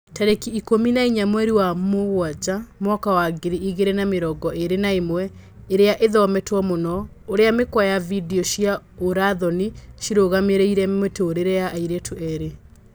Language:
Kikuyu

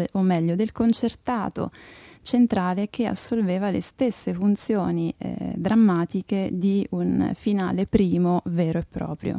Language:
Italian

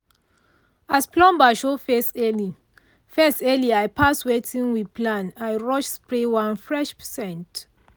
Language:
Nigerian Pidgin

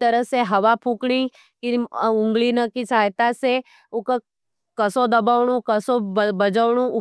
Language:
Nimadi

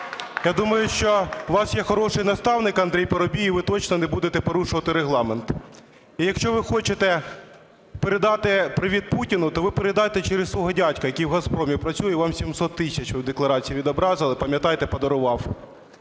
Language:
Ukrainian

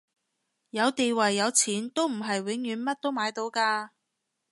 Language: Cantonese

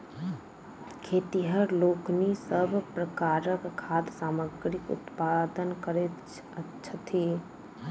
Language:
Maithili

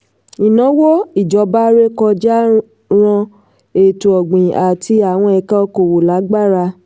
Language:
Yoruba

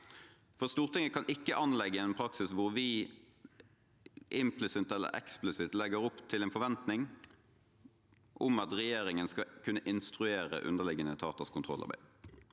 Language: Norwegian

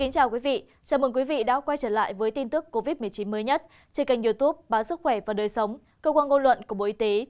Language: Vietnamese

